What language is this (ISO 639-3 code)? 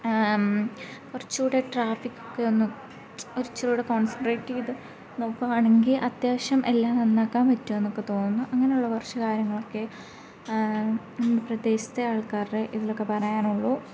mal